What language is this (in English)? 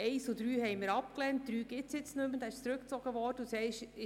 Swiss German